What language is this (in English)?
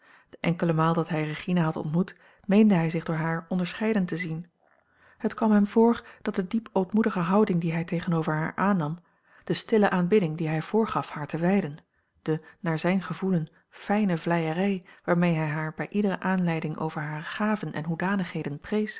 Dutch